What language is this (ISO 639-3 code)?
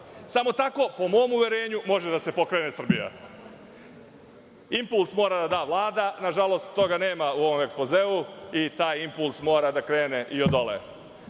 srp